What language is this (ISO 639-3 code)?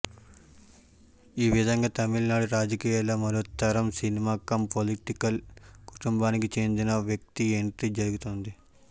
tel